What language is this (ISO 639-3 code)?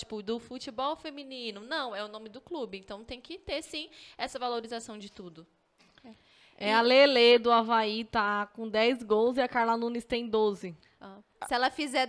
por